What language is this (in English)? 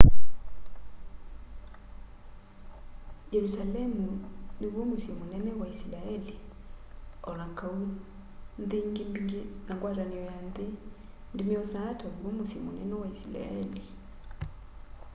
Kamba